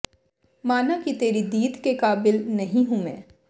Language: Punjabi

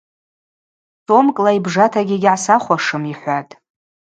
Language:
Abaza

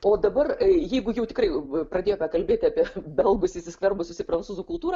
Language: Lithuanian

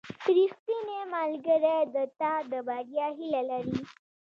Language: Pashto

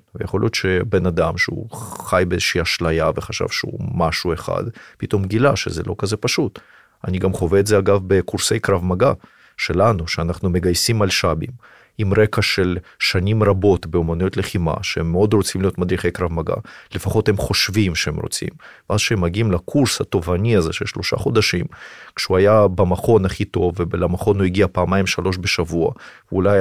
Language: Hebrew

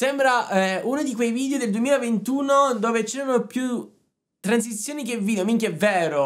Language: Italian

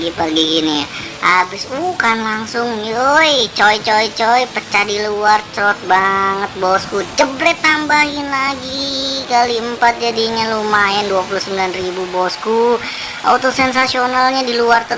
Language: Indonesian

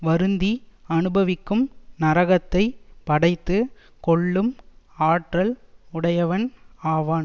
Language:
Tamil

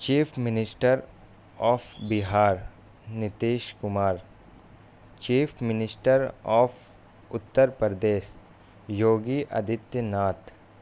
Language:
Urdu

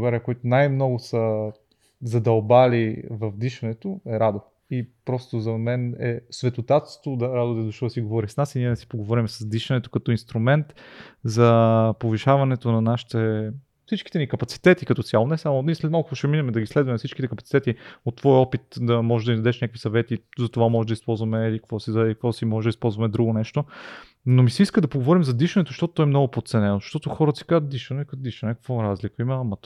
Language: Bulgarian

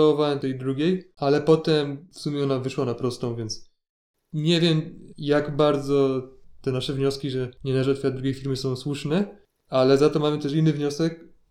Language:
Polish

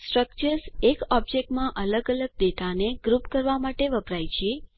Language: Gujarati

